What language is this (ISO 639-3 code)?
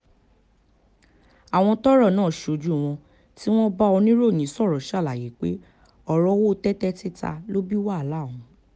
yor